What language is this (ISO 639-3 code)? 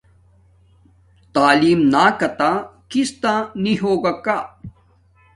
dmk